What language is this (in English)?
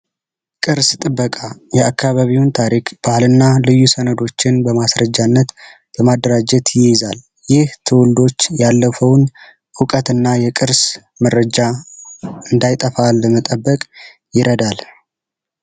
Amharic